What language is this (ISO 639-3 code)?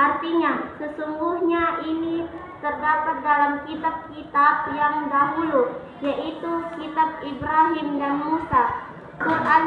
ind